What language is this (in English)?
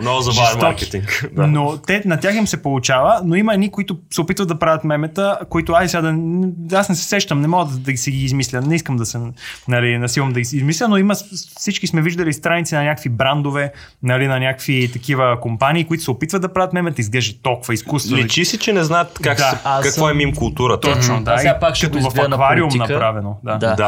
Bulgarian